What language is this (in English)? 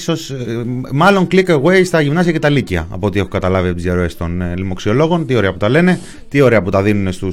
Greek